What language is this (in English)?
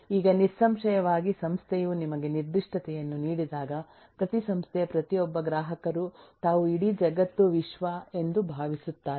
Kannada